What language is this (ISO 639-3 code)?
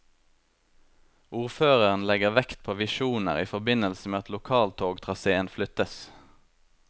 nor